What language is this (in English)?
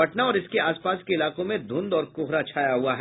Hindi